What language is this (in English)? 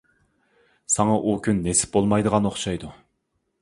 Uyghur